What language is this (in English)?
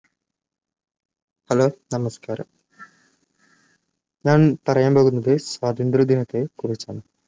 Malayalam